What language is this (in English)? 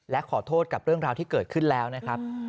Thai